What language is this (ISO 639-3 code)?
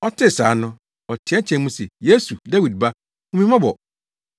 aka